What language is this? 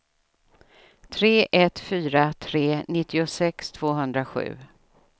Swedish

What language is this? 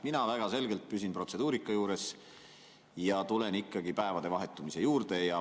Estonian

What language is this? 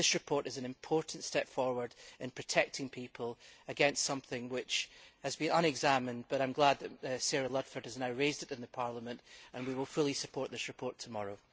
English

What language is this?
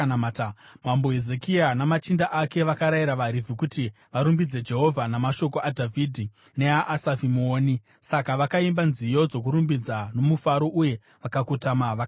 Shona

